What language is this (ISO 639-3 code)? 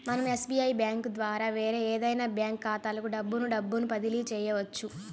tel